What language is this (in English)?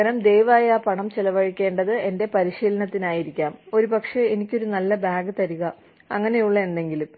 Malayalam